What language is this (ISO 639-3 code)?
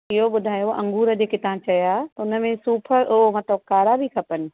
snd